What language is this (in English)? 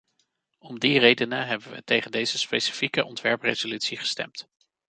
Dutch